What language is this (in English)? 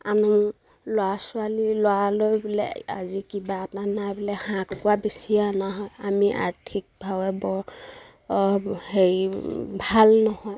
Assamese